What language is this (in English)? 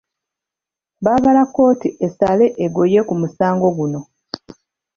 Ganda